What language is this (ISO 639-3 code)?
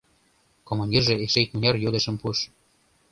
chm